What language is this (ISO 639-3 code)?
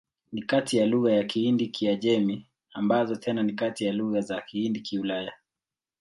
swa